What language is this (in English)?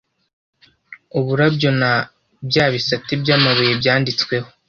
Kinyarwanda